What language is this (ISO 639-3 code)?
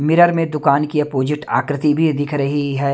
hin